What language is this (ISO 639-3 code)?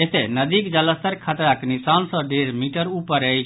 mai